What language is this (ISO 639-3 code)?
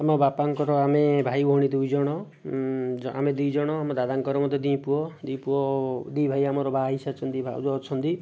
ori